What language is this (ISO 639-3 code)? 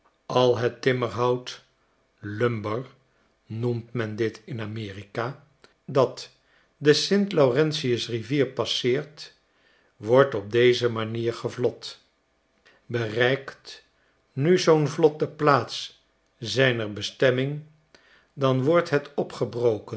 nld